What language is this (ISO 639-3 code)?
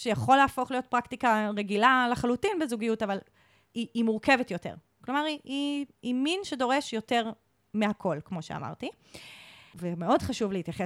heb